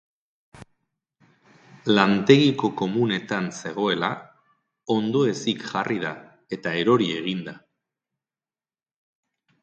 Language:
Basque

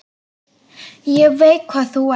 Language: Icelandic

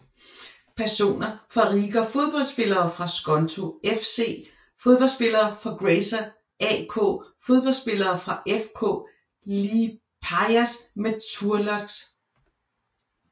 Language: Danish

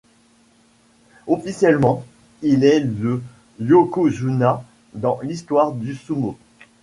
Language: French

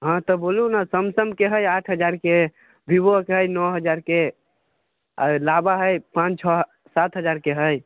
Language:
Maithili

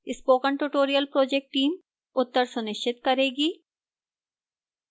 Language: Hindi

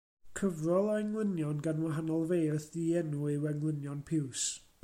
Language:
Welsh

